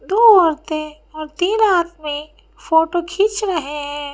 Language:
Hindi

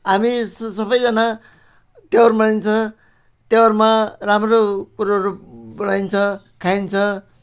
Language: Nepali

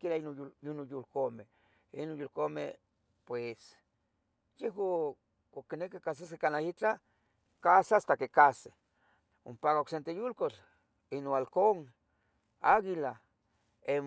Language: Tetelcingo Nahuatl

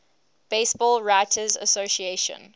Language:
English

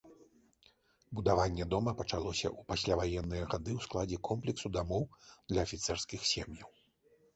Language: Belarusian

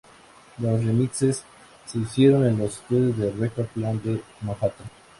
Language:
Spanish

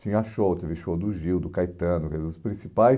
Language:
Portuguese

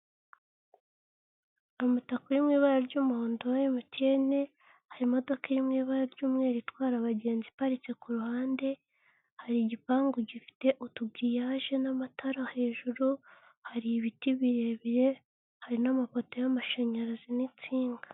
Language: Kinyarwanda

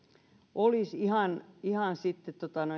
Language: Finnish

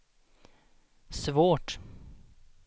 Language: Swedish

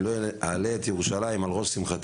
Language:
Hebrew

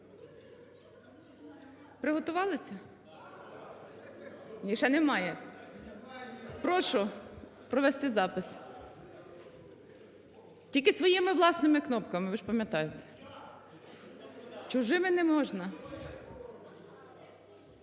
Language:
Ukrainian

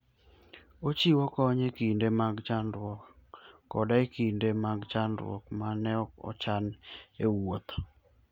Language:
Luo (Kenya and Tanzania)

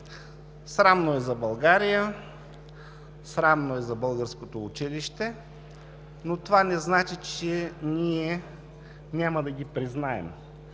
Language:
Bulgarian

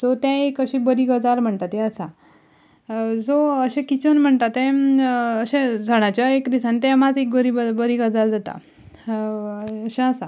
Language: Konkani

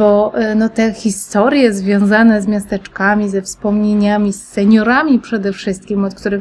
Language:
Polish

